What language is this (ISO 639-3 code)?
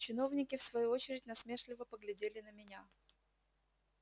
rus